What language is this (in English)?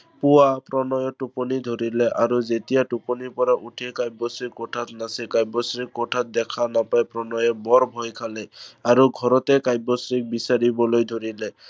Assamese